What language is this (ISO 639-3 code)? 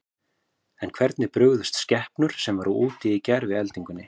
isl